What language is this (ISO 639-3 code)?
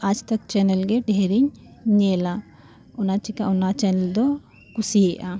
sat